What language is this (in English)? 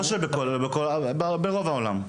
Hebrew